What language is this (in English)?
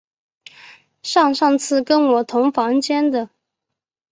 Chinese